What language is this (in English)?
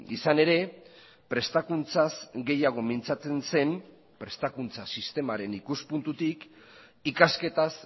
Basque